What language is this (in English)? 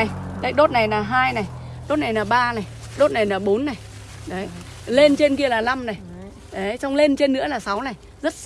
Vietnamese